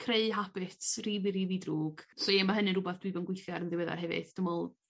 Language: Welsh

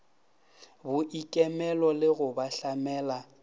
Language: Northern Sotho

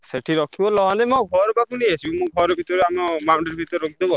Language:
Odia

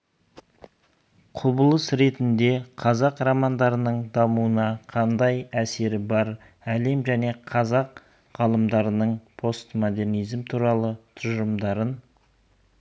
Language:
Kazakh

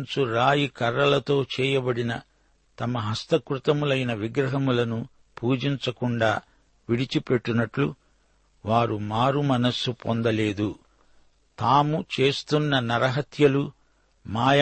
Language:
Telugu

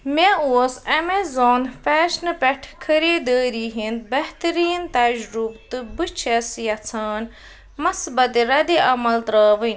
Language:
Kashmiri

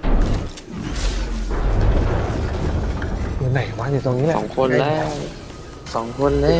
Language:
Thai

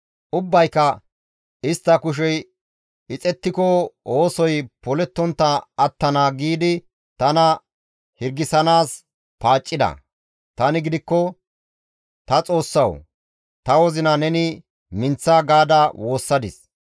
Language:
Gamo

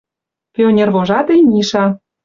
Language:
Western Mari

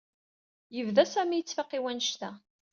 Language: Kabyle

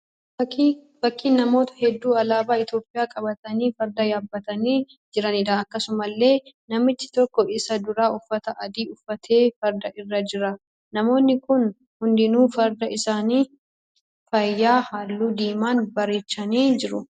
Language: Oromo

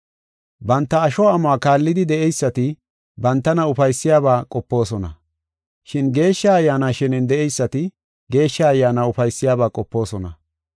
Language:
Gofa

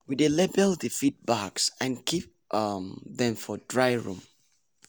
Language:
Nigerian Pidgin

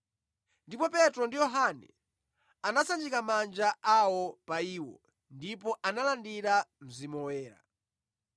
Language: Nyanja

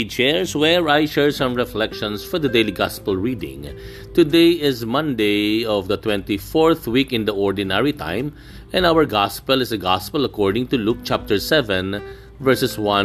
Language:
Filipino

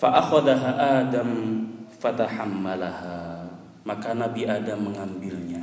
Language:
Indonesian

